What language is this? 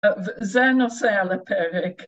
Hebrew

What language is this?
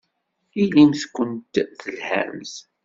Kabyle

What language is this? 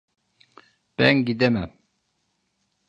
Turkish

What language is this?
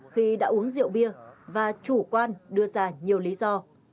Vietnamese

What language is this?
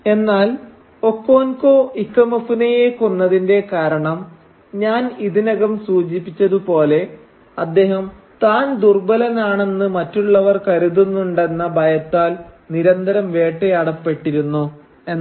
Malayalam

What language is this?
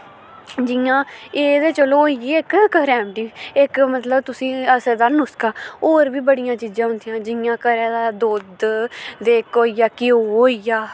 Dogri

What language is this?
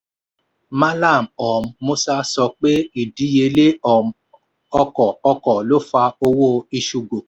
Yoruba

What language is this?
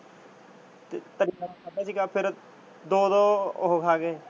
Punjabi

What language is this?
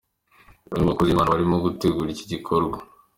Kinyarwanda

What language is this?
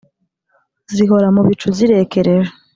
Kinyarwanda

